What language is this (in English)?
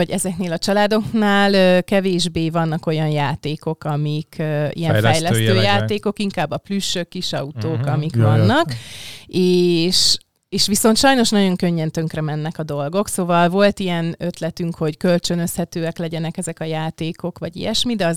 Hungarian